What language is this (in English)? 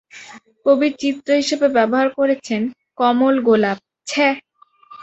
Bangla